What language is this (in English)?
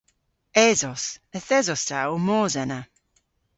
Cornish